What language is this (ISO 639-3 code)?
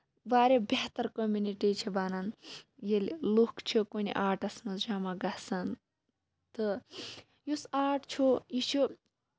kas